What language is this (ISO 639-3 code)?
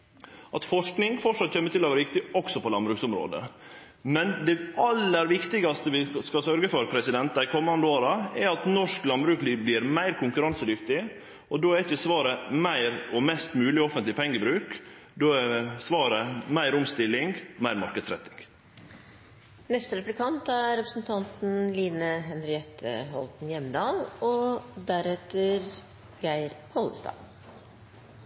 nor